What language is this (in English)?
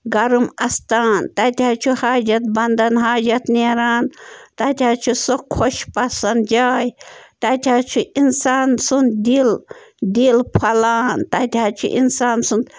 Kashmiri